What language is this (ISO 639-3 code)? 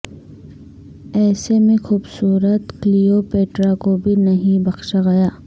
urd